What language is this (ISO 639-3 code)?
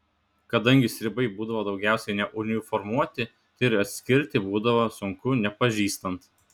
lit